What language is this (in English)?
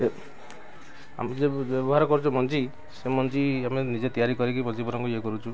Odia